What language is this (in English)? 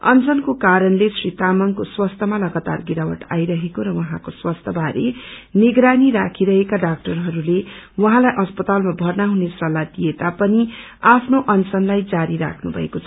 Nepali